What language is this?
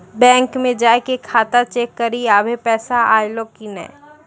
Maithili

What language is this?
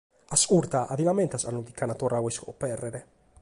Sardinian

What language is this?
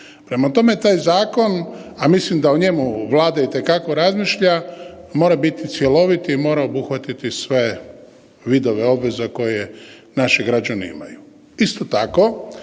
Croatian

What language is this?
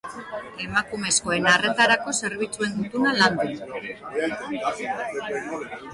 Basque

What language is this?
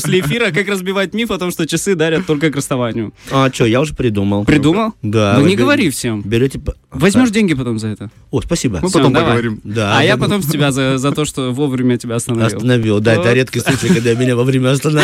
Russian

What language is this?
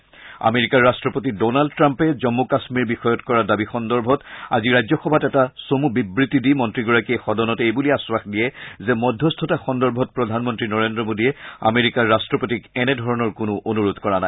Assamese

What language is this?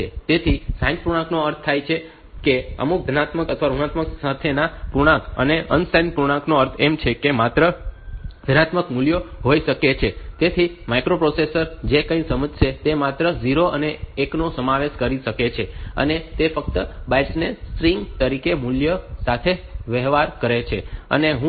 Gujarati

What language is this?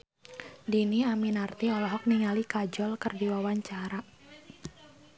Sundanese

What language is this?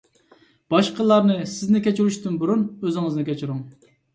Uyghur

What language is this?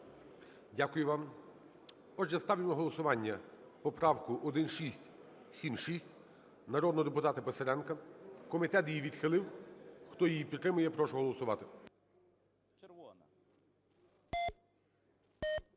Ukrainian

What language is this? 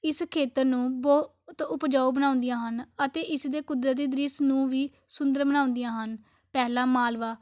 Punjabi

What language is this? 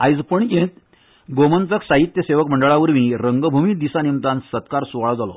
Konkani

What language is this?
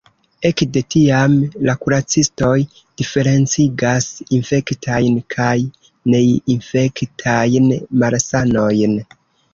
Esperanto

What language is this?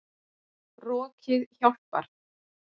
Icelandic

